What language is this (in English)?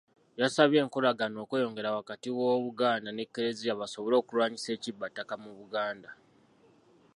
Ganda